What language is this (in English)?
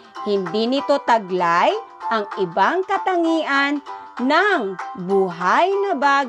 Filipino